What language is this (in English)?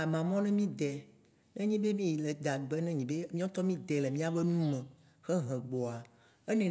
Waci Gbe